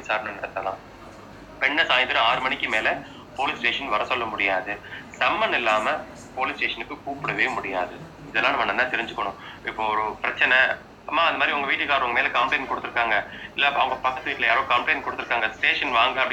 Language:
Tamil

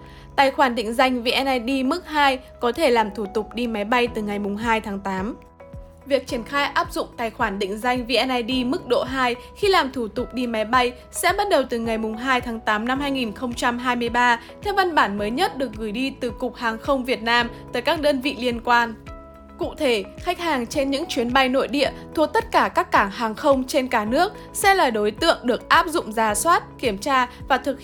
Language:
Vietnamese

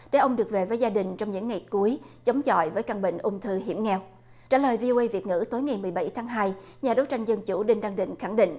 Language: Vietnamese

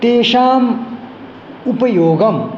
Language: Sanskrit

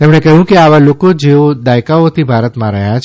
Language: Gujarati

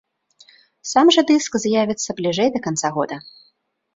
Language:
Belarusian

